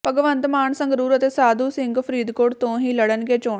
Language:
Punjabi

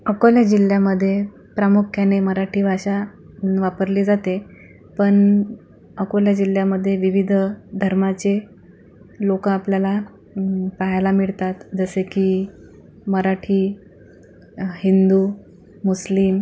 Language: Marathi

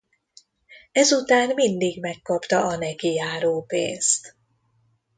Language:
Hungarian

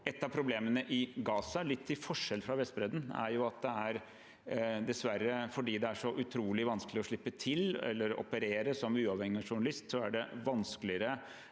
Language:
Norwegian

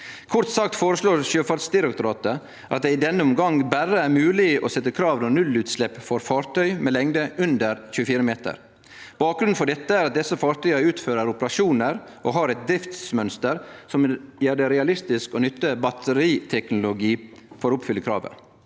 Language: Norwegian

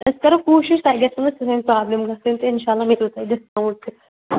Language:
Kashmiri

